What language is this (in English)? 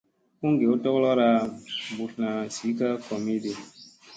Musey